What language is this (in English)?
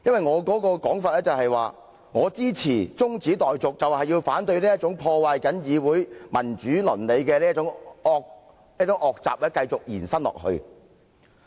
Cantonese